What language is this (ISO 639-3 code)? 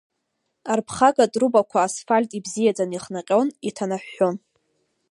abk